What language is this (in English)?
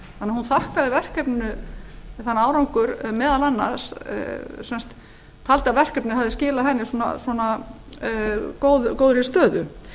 Icelandic